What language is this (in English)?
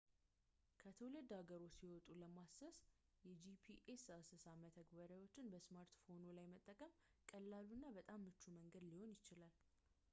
Amharic